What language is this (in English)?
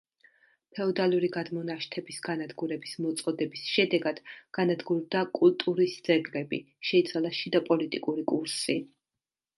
Georgian